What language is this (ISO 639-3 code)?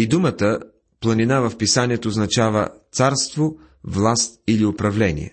bul